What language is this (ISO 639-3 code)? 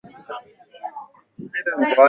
swa